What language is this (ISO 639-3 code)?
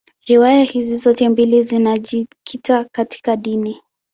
swa